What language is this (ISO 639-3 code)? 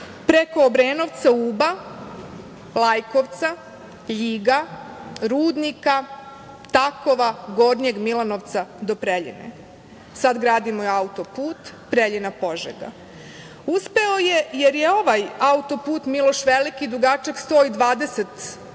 srp